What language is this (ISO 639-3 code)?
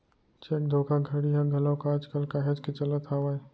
hne